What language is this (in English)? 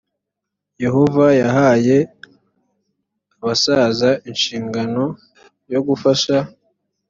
Kinyarwanda